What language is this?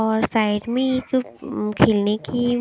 Hindi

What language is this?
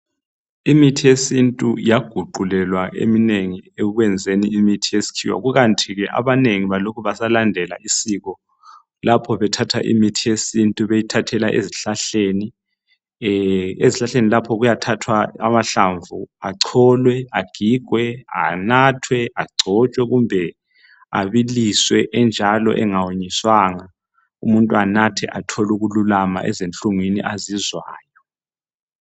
North Ndebele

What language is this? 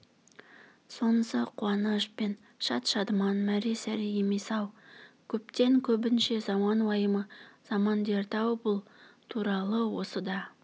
Kazakh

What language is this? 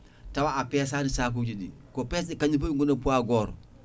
Fula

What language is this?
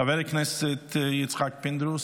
Hebrew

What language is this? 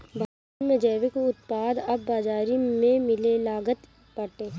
Bhojpuri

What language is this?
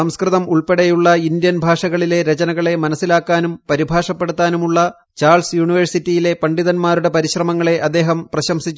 Malayalam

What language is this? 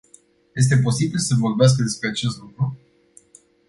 Romanian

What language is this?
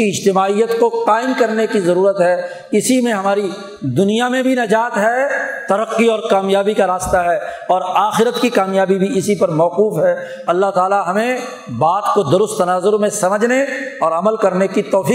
Urdu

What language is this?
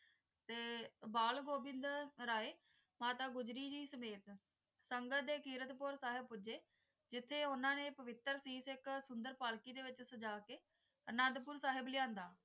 Punjabi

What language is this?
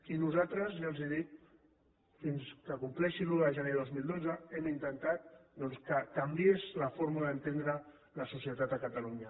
Catalan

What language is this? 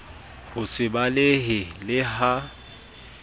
Southern Sotho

